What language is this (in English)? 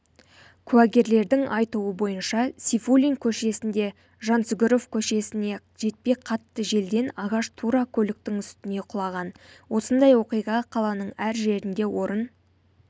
Kazakh